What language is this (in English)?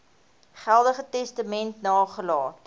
Afrikaans